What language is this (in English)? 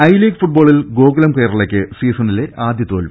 Malayalam